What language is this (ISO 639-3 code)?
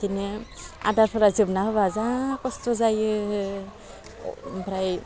brx